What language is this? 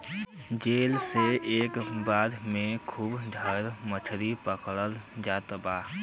Bhojpuri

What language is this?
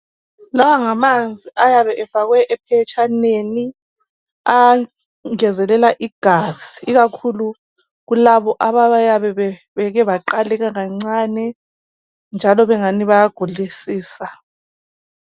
North Ndebele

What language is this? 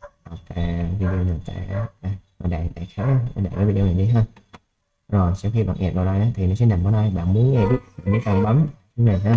Vietnamese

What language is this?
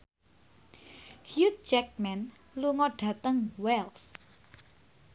Javanese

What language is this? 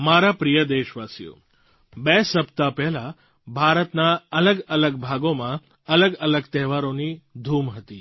Gujarati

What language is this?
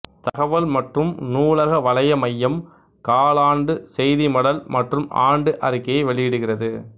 Tamil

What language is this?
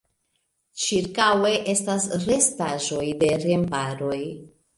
Esperanto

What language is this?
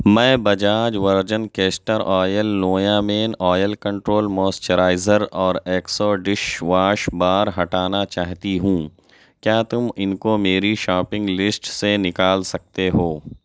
Urdu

